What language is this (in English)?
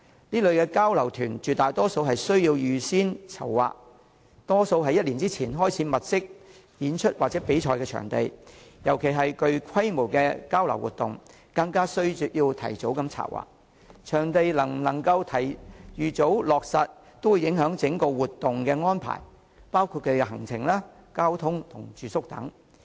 Cantonese